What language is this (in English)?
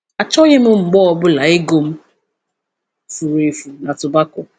Igbo